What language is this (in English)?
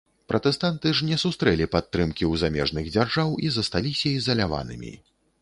Belarusian